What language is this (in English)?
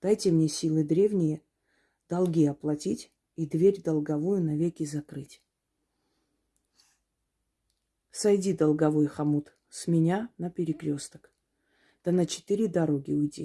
Russian